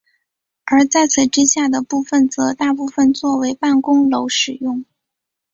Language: Chinese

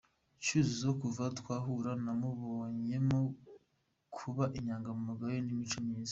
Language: Kinyarwanda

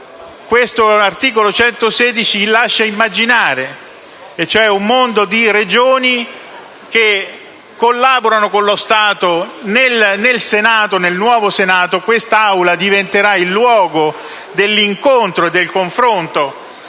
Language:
Italian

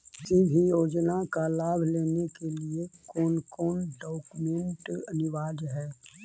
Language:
Magahi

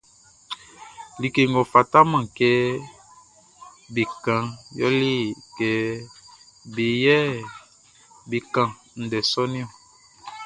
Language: Baoulé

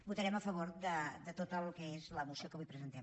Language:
Catalan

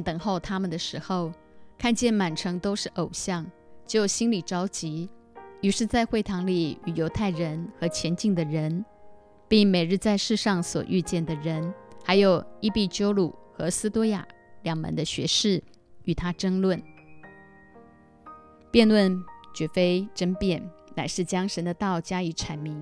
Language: Chinese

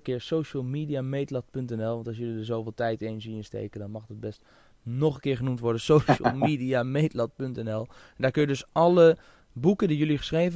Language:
Dutch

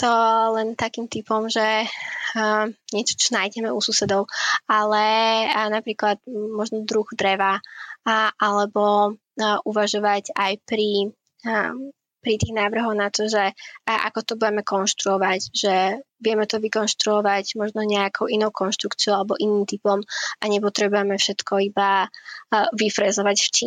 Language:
Slovak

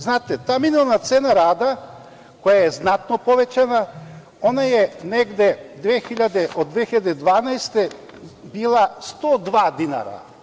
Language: Serbian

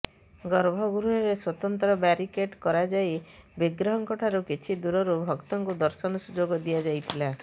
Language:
Odia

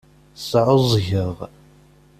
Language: Kabyle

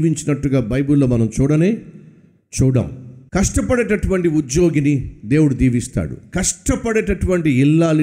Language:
Telugu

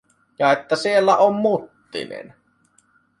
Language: Finnish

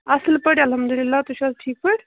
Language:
Kashmiri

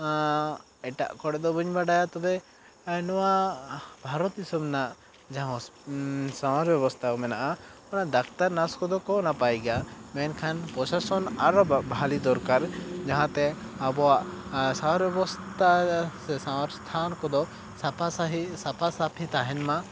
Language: Santali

